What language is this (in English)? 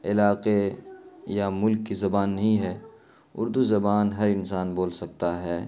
Urdu